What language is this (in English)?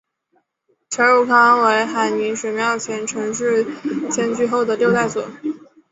Chinese